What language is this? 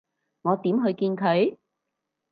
Cantonese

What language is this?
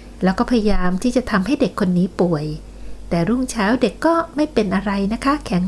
Thai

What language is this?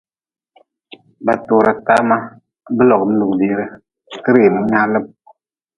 Nawdm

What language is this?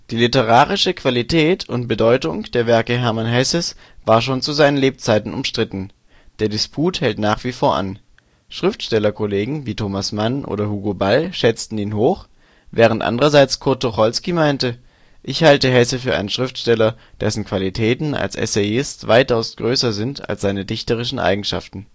German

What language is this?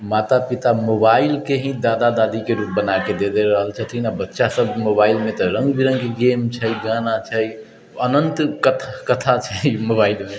Maithili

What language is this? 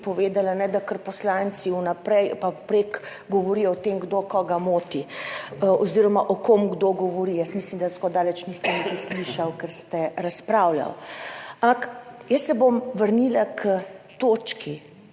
Slovenian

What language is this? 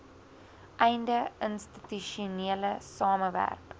Afrikaans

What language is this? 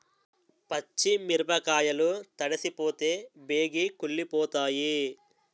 Telugu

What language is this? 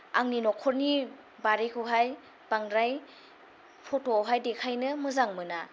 Bodo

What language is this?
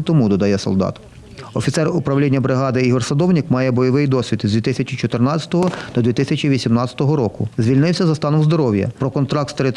Ukrainian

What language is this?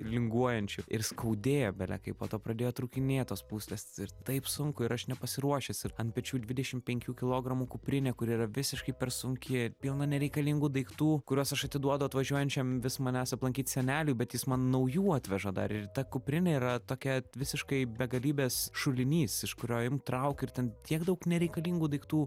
Lithuanian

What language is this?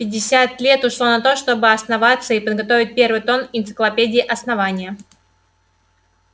Russian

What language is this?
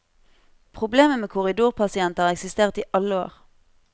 Norwegian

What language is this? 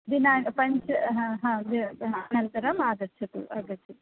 Sanskrit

